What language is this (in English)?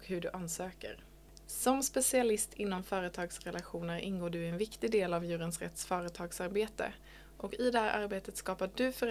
Swedish